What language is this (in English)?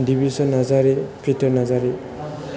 Bodo